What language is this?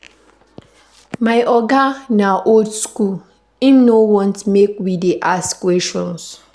Nigerian Pidgin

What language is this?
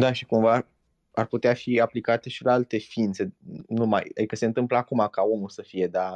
Romanian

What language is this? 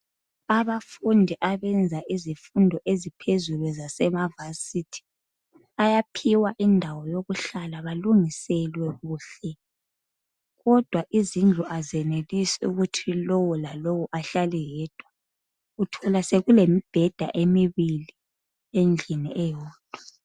North Ndebele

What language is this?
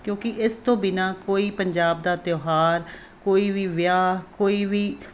Punjabi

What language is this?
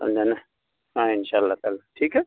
Urdu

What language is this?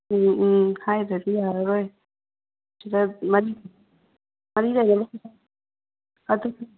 Manipuri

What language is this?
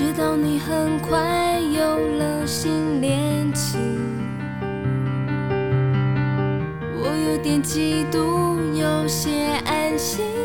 Chinese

